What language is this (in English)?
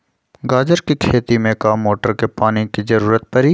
Magahi